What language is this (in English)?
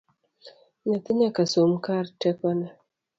Luo (Kenya and Tanzania)